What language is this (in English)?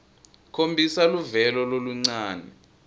Swati